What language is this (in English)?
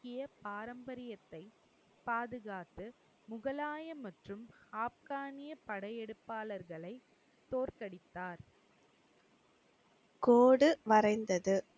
Tamil